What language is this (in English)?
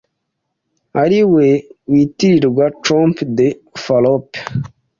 Kinyarwanda